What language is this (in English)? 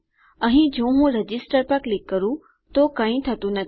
Gujarati